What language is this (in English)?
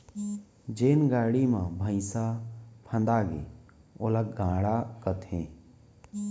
Chhattisgarhi